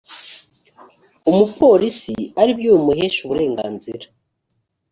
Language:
Kinyarwanda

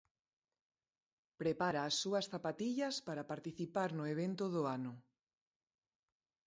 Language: Galician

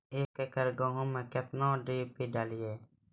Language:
Maithili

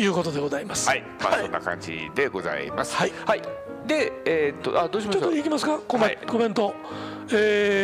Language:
Japanese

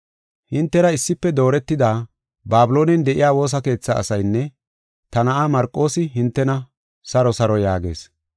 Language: Gofa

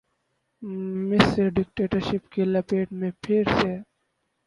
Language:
Urdu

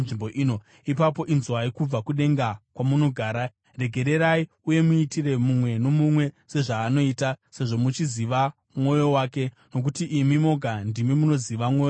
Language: Shona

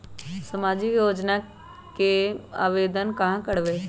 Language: Magahi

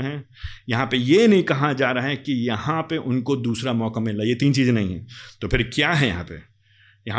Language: Hindi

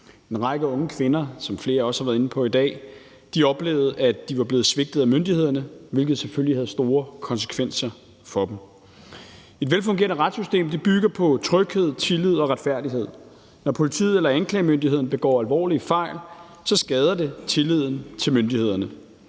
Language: Danish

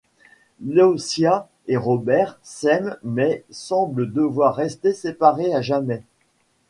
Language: French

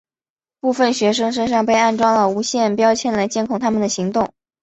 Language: Chinese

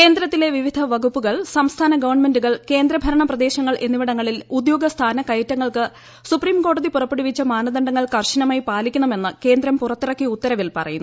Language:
Malayalam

